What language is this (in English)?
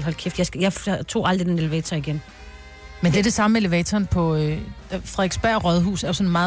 Danish